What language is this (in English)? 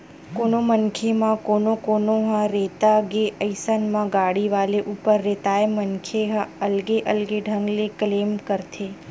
Chhattisgarhi